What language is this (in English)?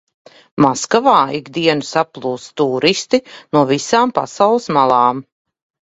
Latvian